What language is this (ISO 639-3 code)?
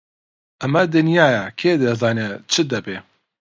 ckb